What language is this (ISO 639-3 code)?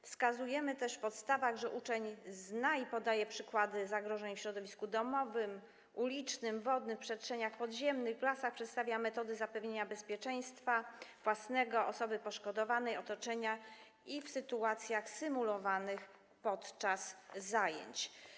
pol